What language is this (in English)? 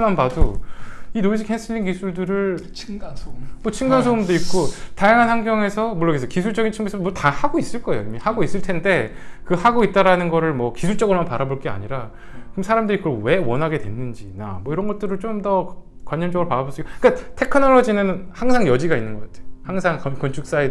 Korean